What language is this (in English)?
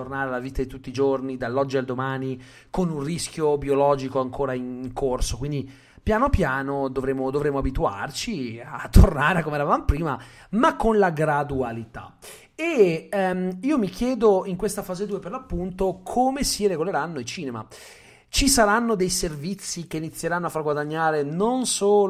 Italian